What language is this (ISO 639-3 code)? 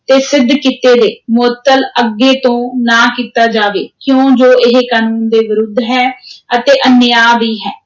pan